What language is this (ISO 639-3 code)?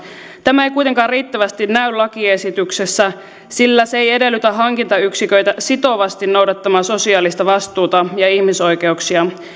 fin